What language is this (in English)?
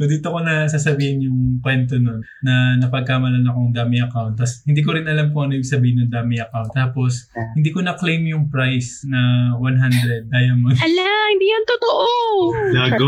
Filipino